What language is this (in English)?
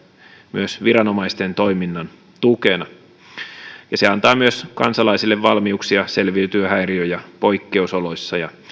Finnish